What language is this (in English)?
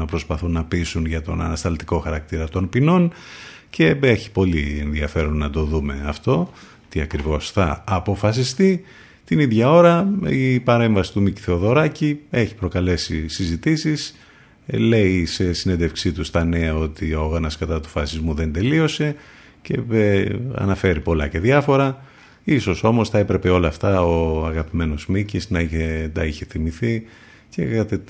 Greek